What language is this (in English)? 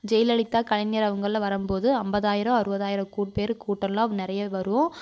Tamil